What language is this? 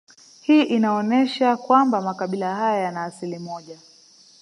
Swahili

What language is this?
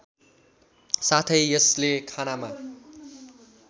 Nepali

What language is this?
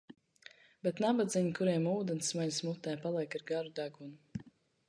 Latvian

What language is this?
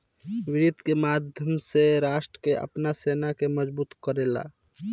Bhojpuri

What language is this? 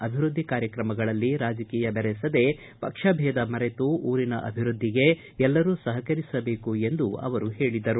Kannada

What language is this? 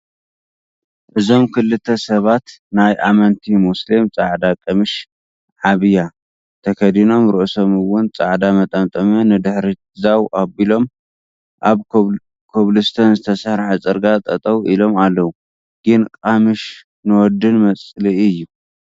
Tigrinya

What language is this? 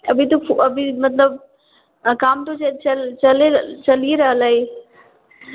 Maithili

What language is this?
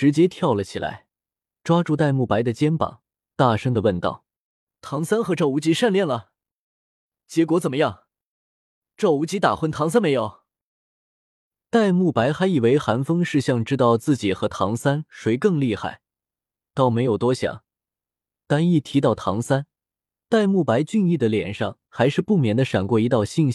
Chinese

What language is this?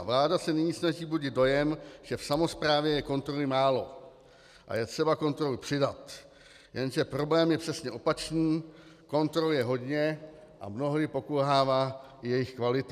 Czech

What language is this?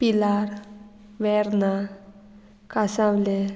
Konkani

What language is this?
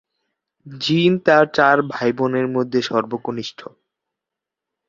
Bangla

